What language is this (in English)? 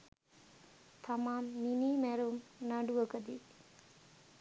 Sinhala